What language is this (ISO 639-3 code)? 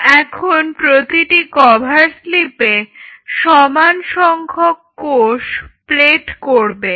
ben